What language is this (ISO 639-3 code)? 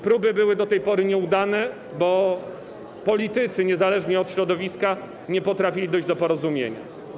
pol